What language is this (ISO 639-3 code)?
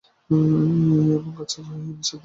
ben